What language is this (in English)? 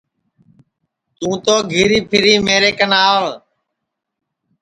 Sansi